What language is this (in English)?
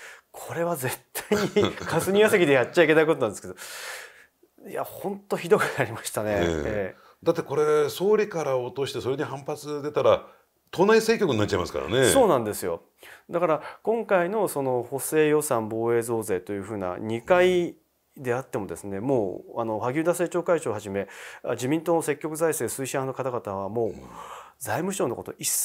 Japanese